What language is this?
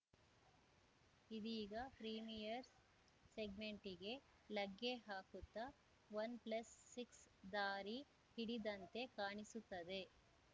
Kannada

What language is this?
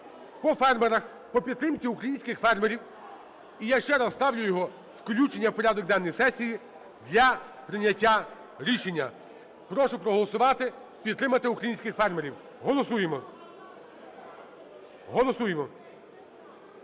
Ukrainian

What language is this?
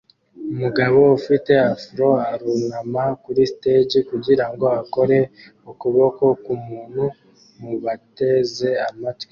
Kinyarwanda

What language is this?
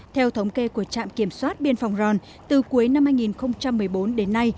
Vietnamese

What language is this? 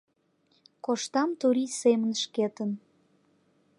Mari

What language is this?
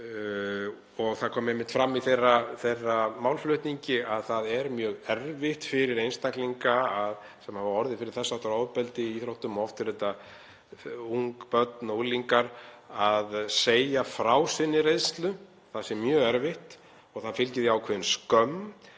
Icelandic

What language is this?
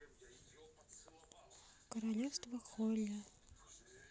Russian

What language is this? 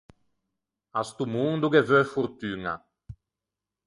Ligurian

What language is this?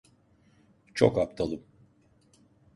Turkish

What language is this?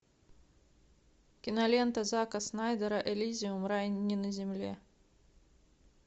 Russian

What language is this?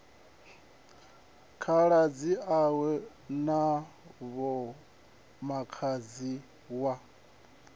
Venda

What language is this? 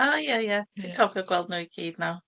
Welsh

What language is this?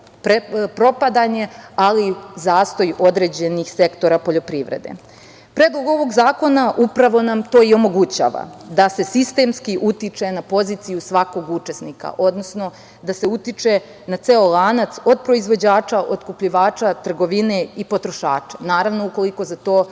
Serbian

